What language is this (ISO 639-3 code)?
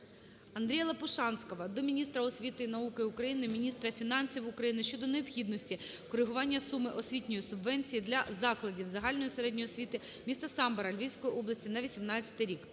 ukr